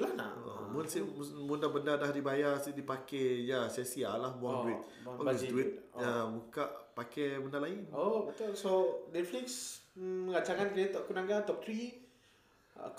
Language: Malay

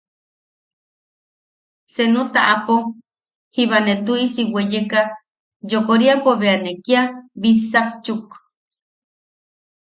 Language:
Yaqui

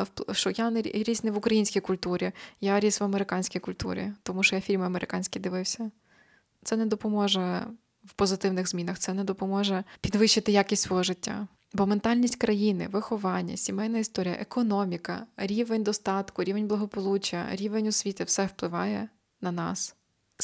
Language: Ukrainian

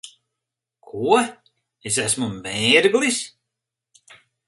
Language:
Latvian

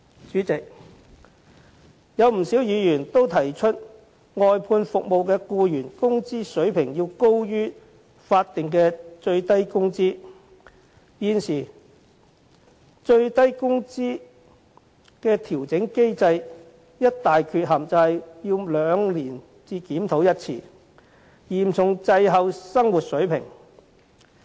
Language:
Cantonese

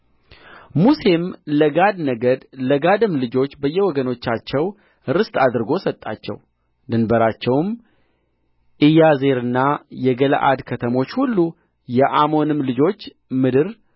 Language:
Amharic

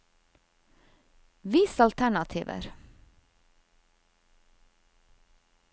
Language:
Norwegian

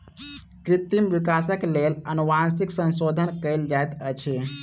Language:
Maithili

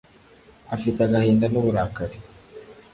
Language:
Kinyarwanda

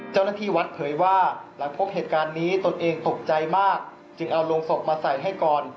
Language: Thai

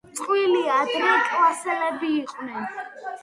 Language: Georgian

